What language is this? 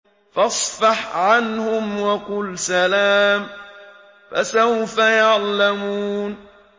Arabic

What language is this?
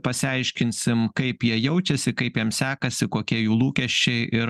Lithuanian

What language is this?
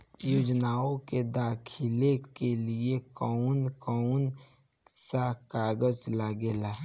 Bhojpuri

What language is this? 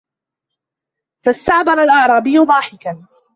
Arabic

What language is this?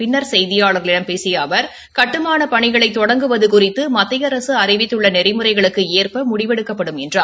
Tamil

